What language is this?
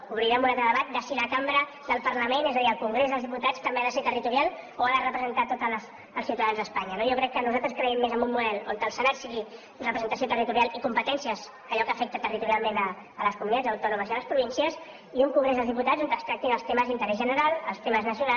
Catalan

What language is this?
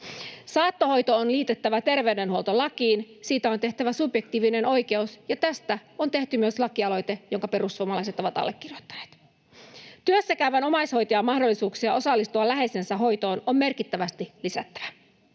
Finnish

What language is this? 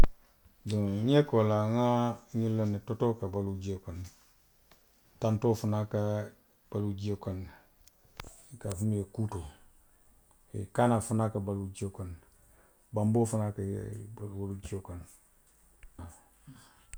Western Maninkakan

